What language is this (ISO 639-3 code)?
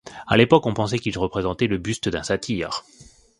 fra